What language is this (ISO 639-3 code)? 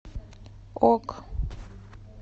rus